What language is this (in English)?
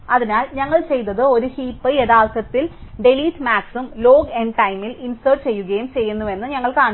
Malayalam